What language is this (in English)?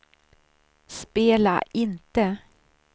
Swedish